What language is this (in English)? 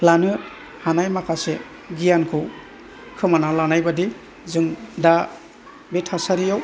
Bodo